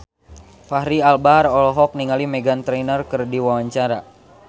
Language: Sundanese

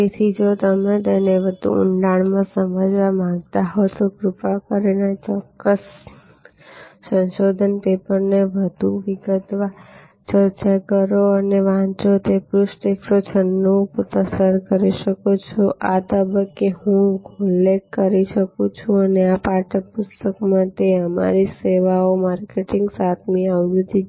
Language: Gujarati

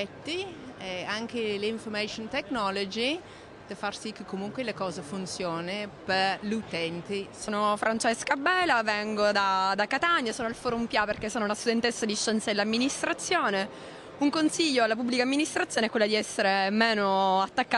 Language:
Italian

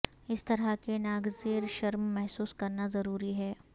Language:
Urdu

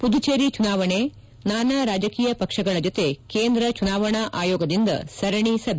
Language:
Kannada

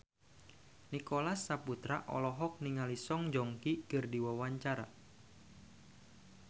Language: Sundanese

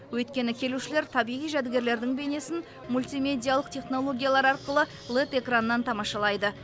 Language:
Kazakh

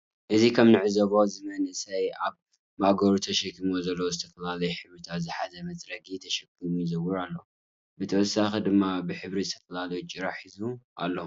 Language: Tigrinya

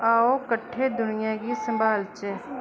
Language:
Dogri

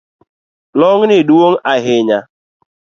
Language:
Luo (Kenya and Tanzania)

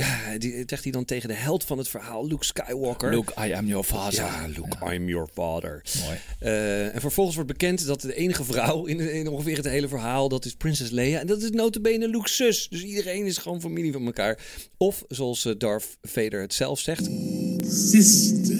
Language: Dutch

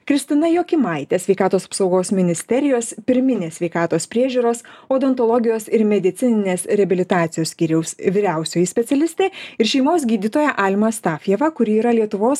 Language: Lithuanian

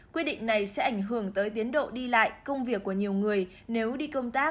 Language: Vietnamese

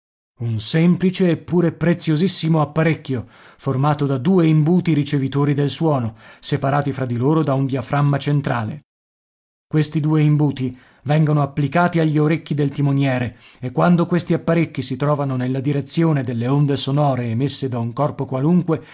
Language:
Italian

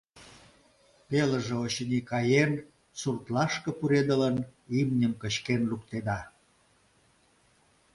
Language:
Mari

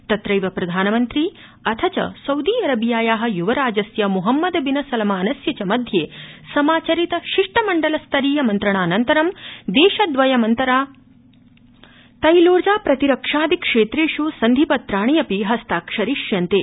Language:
Sanskrit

